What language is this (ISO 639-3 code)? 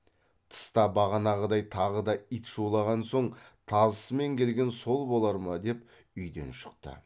kaz